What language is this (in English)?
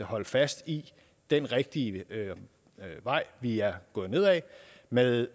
Danish